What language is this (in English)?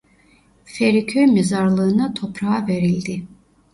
Turkish